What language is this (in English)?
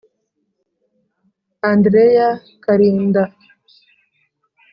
Kinyarwanda